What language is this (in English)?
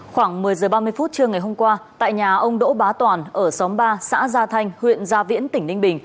Vietnamese